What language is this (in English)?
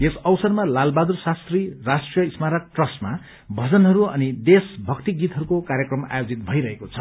Nepali